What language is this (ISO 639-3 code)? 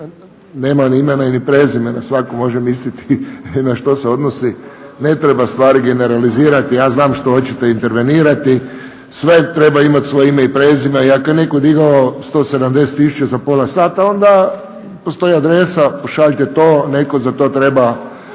hrv